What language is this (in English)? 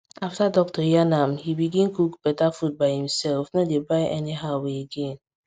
Nigerian Pidgin